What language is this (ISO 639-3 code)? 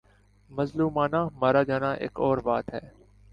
urd